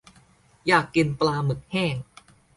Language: Thai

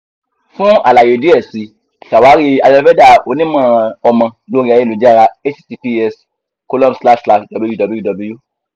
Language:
Yoruba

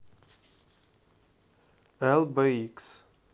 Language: Russian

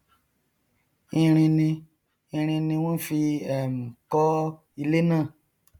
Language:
Yoruba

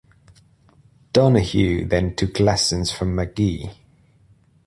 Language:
English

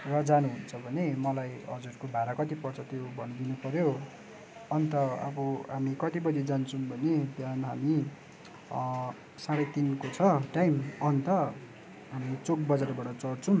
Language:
Nepali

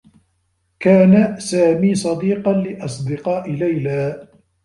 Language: Arabic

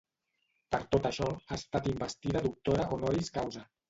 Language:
Catalan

